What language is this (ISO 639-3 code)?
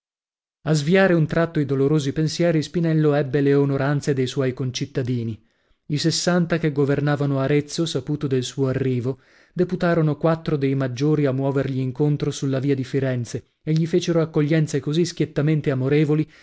ita